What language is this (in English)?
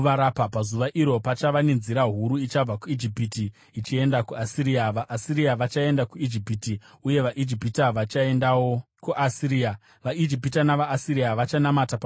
Shona